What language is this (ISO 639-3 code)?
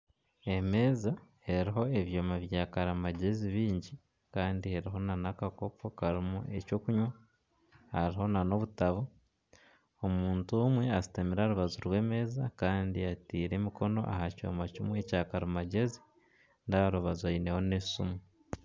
nyn